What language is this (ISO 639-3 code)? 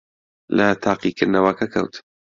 ckb